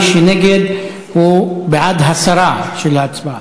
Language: Hebrew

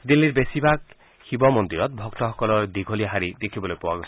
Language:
Assamese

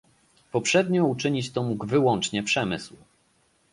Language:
Polish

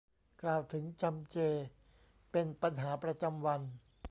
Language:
Thai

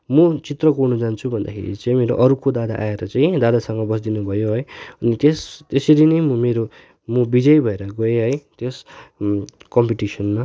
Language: Nepali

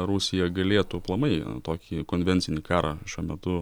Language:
Lithuanian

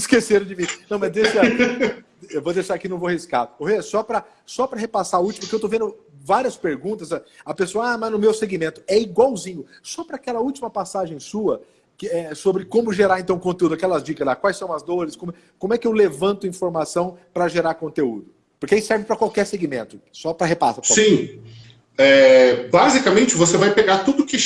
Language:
Portuguese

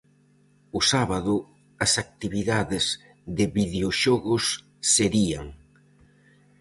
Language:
Galician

